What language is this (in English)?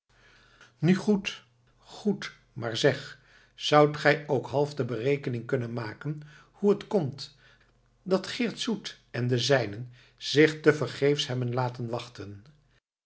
Dutch